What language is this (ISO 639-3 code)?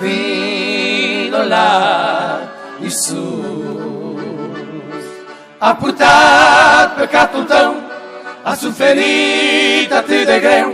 ron